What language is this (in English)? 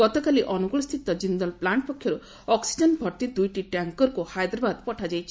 Odia